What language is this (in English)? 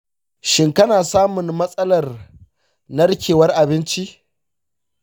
Hausa